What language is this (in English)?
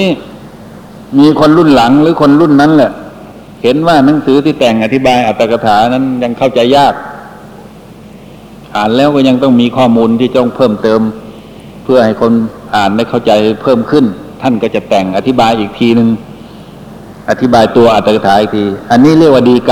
Thai